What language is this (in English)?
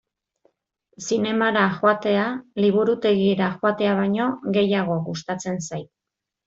Basque